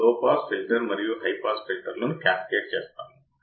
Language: Telugu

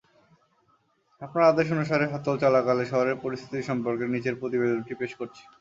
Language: Bangla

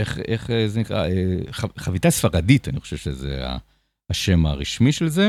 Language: Hebrew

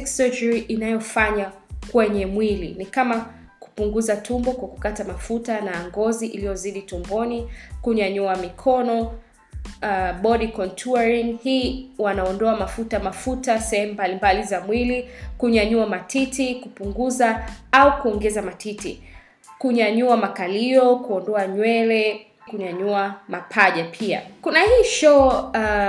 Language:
Swahili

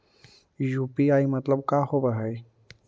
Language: Magahi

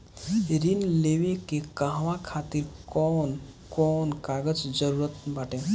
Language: Bhojpuri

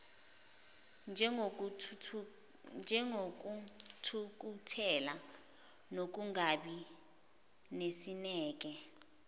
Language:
Zulu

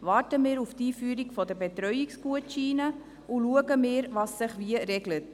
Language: Swiss German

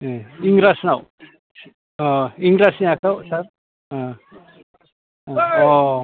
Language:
Bodo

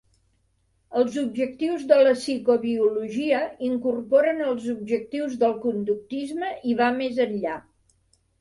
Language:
Catalan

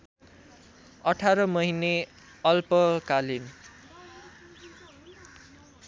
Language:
Nepali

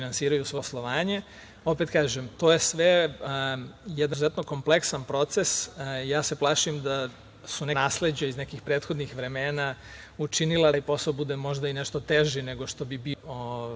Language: Serbian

